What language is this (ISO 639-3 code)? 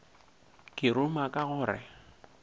nso